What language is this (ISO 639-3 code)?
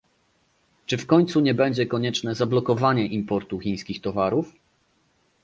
pol